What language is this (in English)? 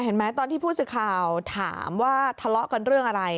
Thai